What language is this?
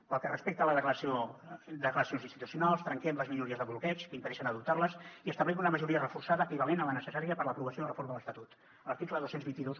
Catalan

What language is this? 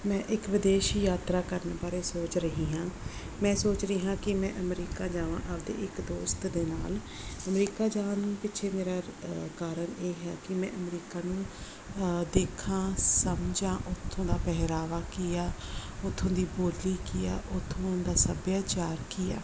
Punjabi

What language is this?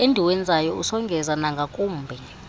Xhosa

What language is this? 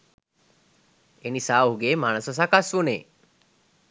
Sinhala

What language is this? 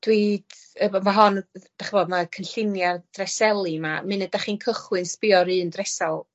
Welsh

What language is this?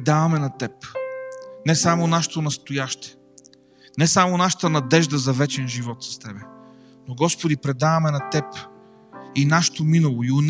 Bulgarian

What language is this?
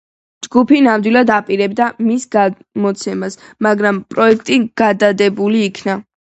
Georgian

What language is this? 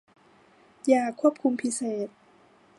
Thai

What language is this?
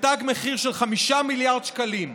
Hebrew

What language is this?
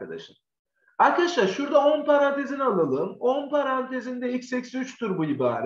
Turkish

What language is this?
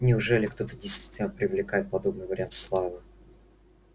Russian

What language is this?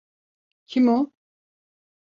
Turkish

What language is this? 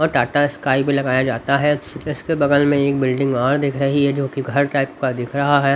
Hindi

